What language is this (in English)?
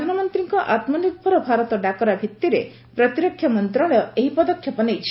Odia